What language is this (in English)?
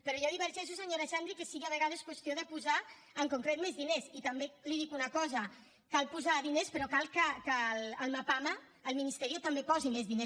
Catalan